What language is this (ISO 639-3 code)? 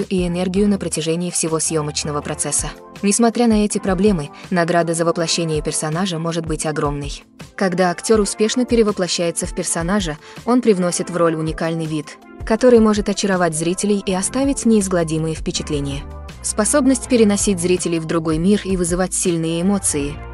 rus